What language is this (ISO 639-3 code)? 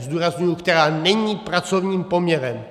ces